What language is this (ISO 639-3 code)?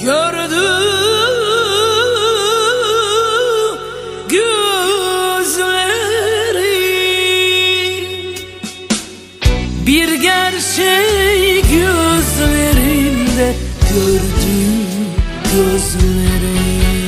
tur